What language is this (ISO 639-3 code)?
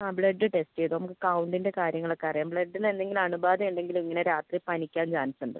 mal